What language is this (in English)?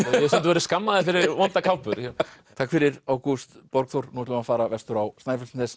Icelandic